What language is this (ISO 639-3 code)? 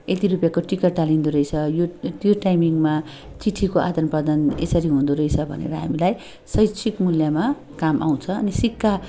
nep